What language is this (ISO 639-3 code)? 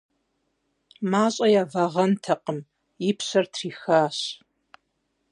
kbd